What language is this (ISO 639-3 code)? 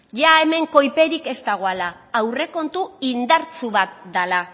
eus